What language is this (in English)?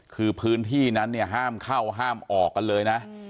Thai